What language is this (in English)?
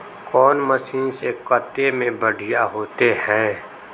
Magahi